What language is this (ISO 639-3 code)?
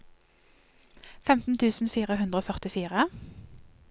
nor